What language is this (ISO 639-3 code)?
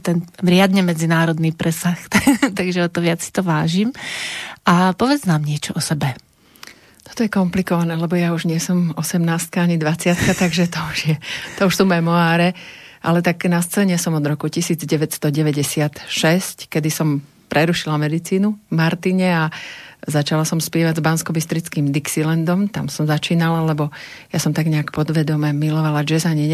slk